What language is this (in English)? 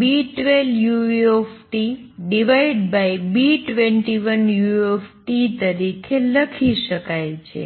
Gujarati